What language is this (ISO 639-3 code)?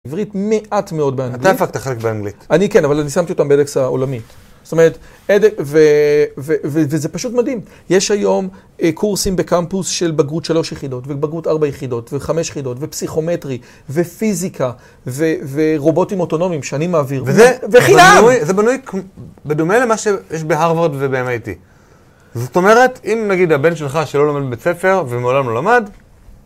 heb